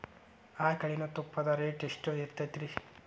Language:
Kannada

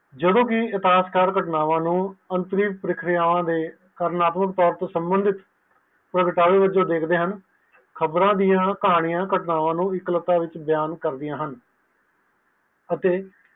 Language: Punjabi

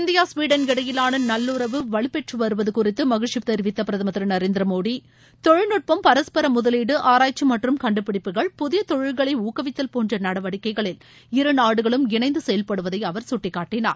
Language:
Tamil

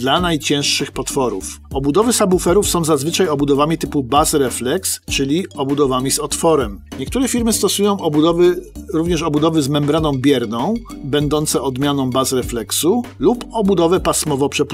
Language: Polish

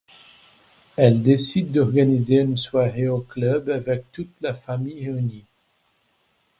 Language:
French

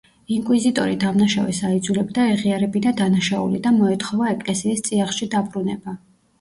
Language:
Georgian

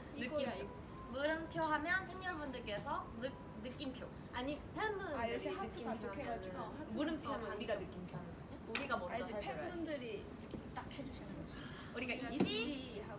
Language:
Korean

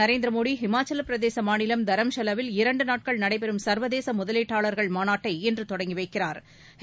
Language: Tamil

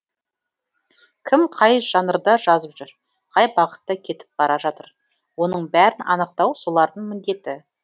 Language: Kazakh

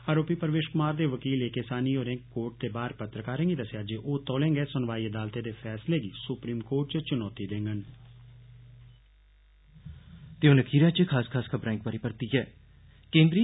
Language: Dogri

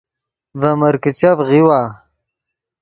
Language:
Yidgha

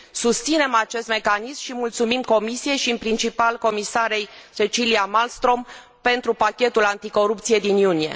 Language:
Romanian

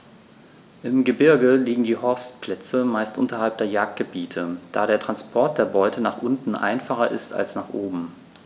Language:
German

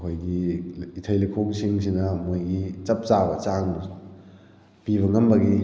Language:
Manipuri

